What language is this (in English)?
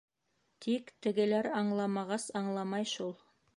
Bashkir